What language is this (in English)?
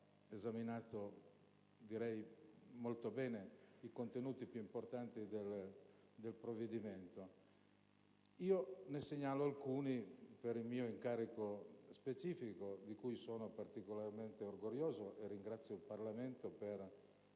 Italian